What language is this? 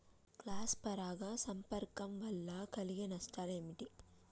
Telugu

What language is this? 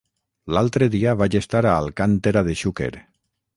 Catalan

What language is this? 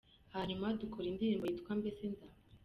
Kinyarwanda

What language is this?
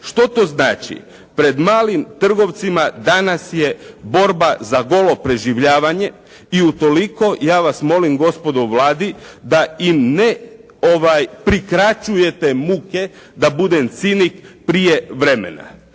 Croatian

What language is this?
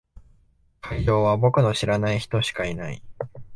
Japanese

